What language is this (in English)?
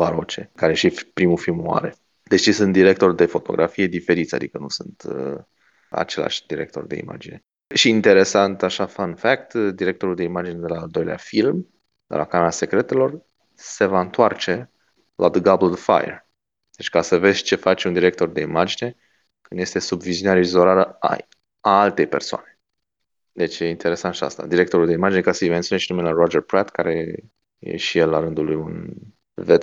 Romanian